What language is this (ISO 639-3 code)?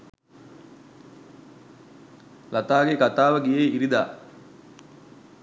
sin